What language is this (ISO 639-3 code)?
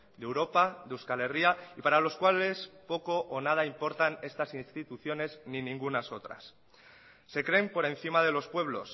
spa